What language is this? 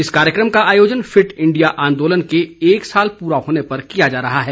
Hindi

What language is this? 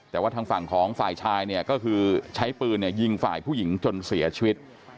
Thai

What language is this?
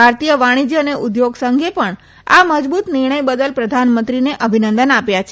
Gujarati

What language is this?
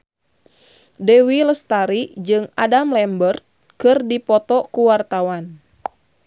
Sundanese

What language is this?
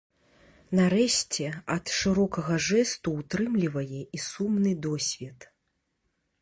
Belarusian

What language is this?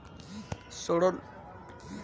Bhojpuri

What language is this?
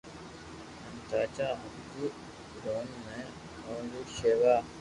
Loarki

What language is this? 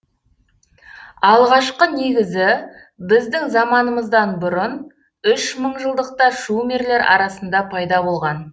Kazakh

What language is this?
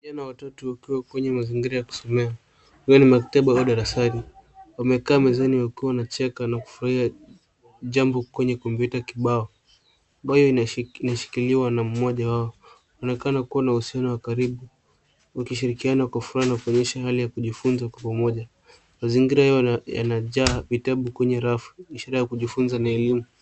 Swahili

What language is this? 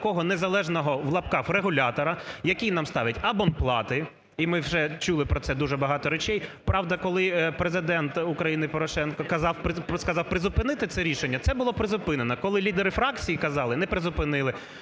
Ukrainian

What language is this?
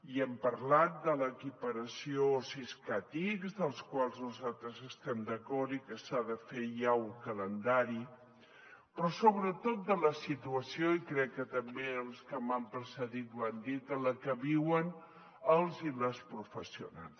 Catalan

